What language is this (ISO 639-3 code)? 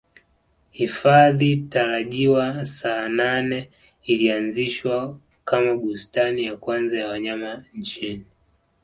swa